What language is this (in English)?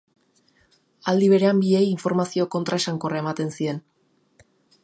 Basque